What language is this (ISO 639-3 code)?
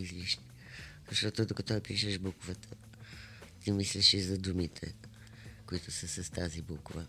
bul